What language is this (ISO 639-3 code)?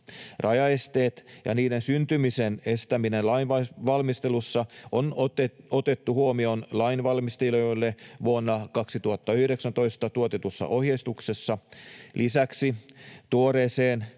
fin